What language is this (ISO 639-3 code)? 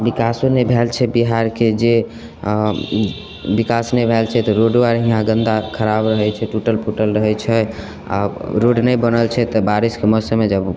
mai